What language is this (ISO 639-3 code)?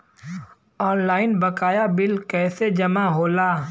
bho